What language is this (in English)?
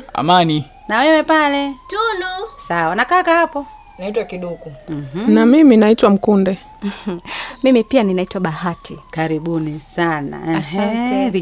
Swahili